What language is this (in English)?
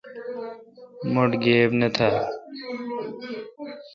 Kalkoti